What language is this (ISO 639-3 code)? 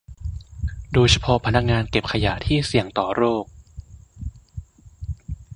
tha